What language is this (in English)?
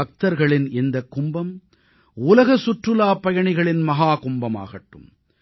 Tamil